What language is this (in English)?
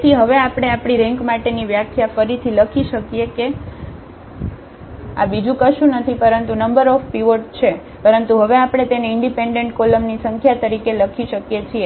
Gujarati